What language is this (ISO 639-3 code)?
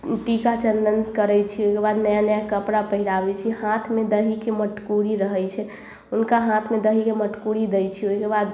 mai